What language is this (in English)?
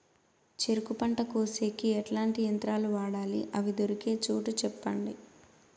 Telugu